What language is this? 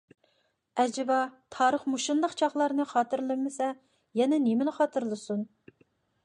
Uyghur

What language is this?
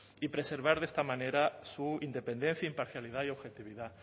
Spanish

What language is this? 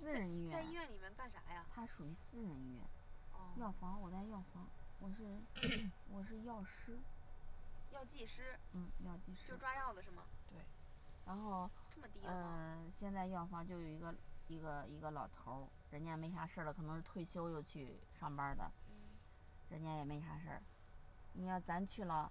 Chinese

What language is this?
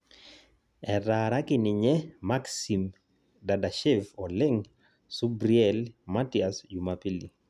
Masai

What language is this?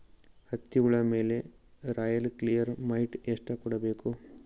Kannada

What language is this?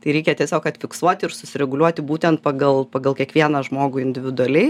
Lithuanian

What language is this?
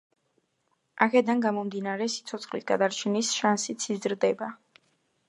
Georgian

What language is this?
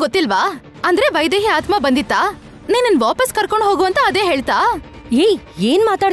Kannada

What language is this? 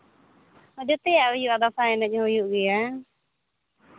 Santali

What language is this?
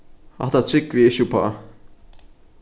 Faroese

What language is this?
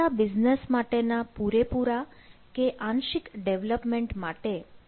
Gujarati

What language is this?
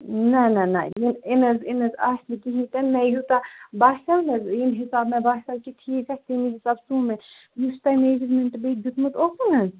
Kashmiri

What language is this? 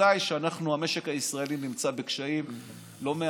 Hebrew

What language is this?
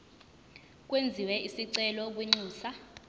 Zulu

